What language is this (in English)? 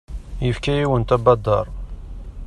Kabyle